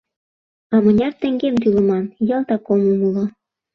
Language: Mari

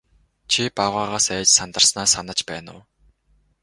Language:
Mongolian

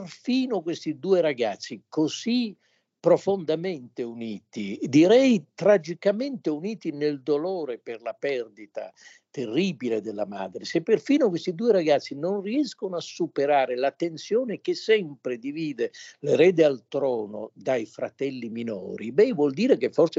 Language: Italian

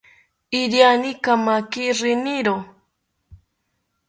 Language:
South Ucayali Ashéninka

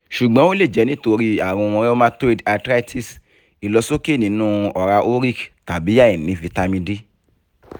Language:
Yoruba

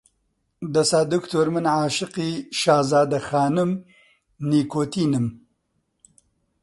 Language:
Central Kurdish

